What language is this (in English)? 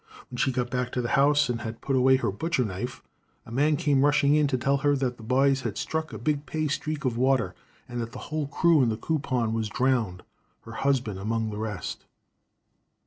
English